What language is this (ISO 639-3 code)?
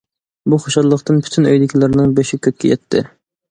uig